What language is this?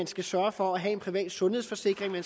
Danish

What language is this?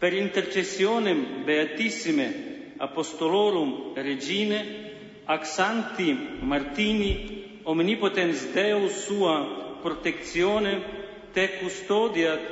Slovak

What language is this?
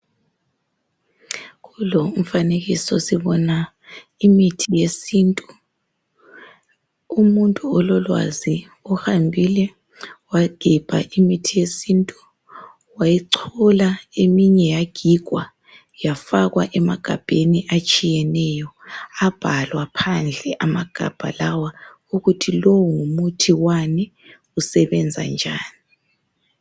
North Ndebele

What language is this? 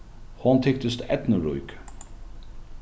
Faroese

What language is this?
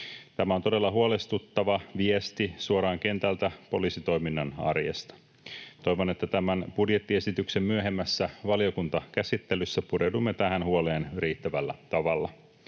Finnish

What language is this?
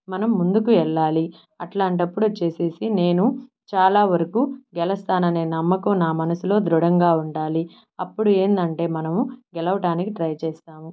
Telugu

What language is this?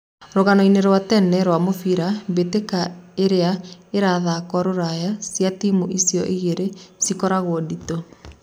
Kikuyu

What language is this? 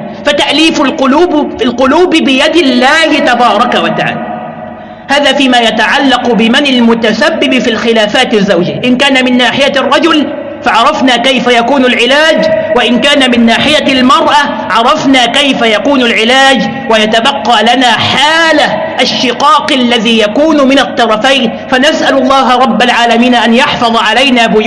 Arabic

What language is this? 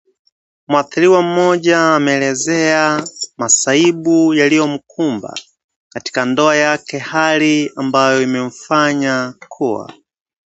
Swahili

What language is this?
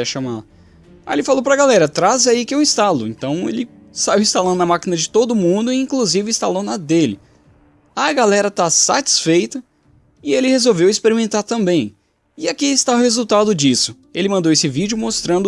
Portuguese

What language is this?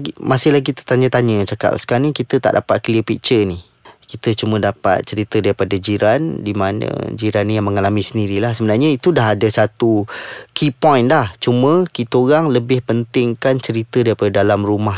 Malay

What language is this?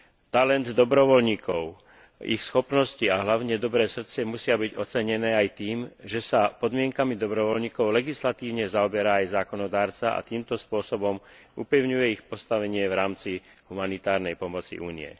Slovak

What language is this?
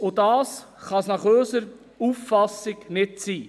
Swiss German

